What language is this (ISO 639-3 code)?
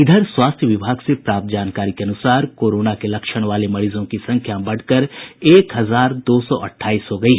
hin